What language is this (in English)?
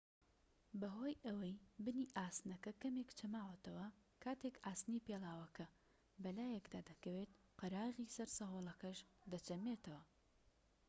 Central Kurdish